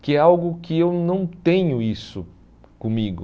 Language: Portuguese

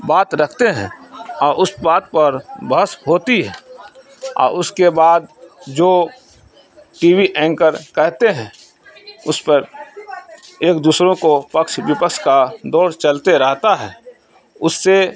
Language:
Urdu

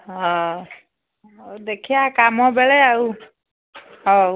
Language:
Odia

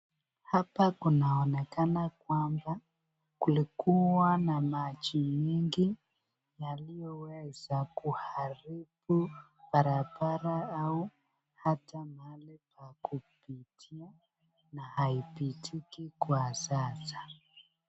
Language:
Swahili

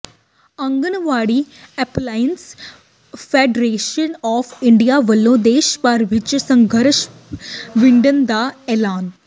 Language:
Punjabi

